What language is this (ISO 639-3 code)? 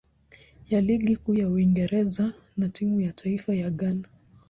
swa